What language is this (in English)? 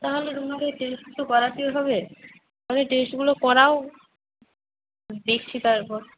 Bangla